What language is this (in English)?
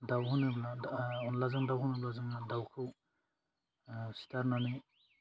Bodo